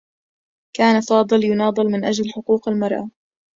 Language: Arabic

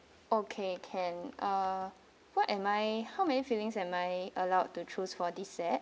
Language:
English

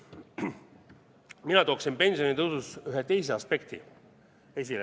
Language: Estonian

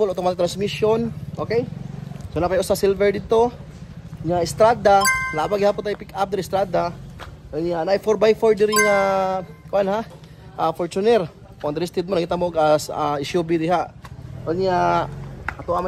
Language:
Filipino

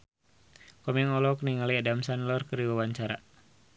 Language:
Sundanese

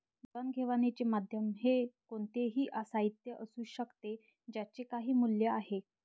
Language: Marathi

